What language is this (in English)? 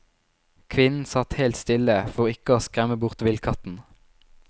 Norwegian